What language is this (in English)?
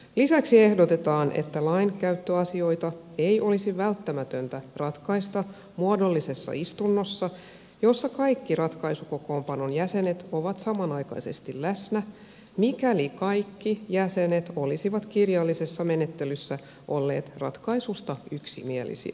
Finnish